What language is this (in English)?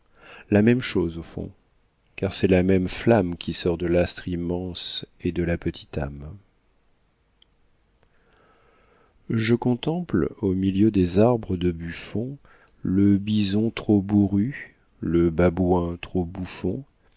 French